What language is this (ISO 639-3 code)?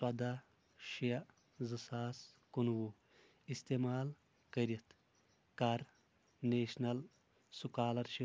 kas